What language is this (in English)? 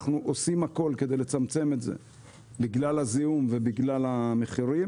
Hebrew